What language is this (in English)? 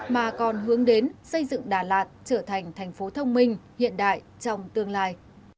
Vietnamese